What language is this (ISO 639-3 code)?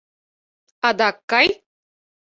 chm